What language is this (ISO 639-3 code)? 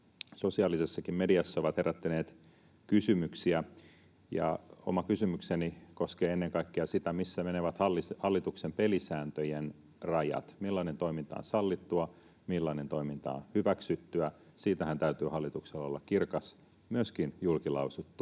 fin